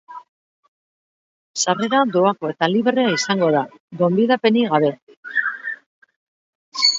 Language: Basque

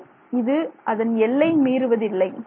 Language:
Tamil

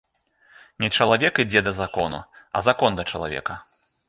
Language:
Belarusian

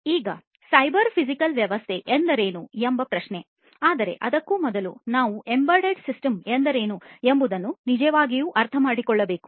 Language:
Kannada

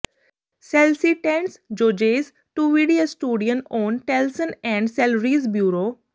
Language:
Punjabi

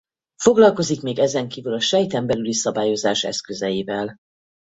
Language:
Hungarian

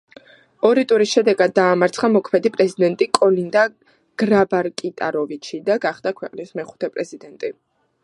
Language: Georgian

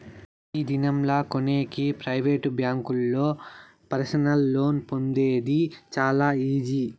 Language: Telugu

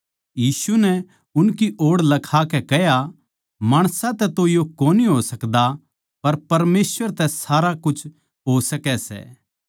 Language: Haryanvi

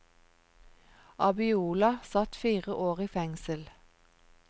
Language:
Norwegian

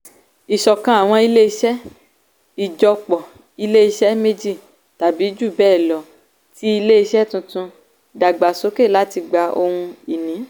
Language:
Yoruba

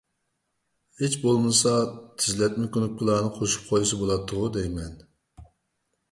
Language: Uyghur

